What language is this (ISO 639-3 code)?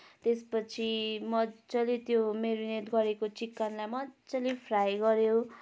nep